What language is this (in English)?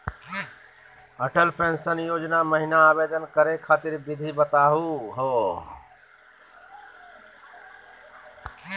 Magahi